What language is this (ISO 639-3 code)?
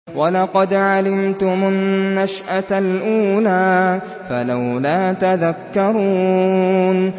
ara